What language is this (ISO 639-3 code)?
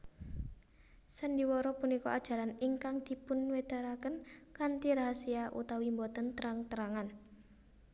jav